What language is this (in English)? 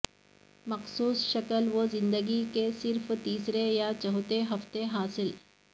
Urdu